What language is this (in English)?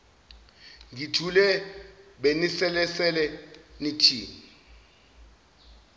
Zulu